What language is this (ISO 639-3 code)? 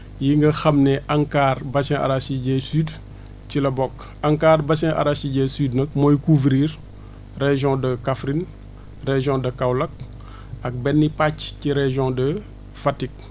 wol